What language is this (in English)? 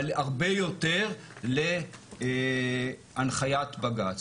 Hebrew